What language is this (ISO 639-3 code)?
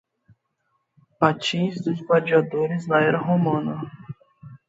por